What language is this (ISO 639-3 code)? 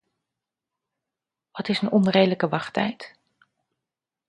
nld